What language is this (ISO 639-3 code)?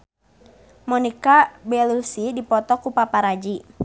sun